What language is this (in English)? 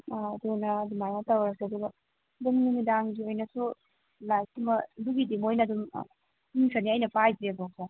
Manipuri